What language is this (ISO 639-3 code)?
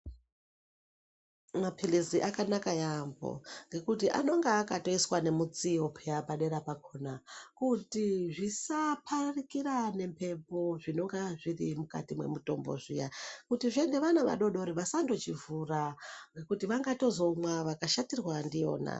ndc